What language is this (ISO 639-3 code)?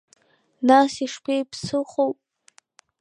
abk